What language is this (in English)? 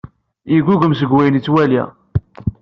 Kabyle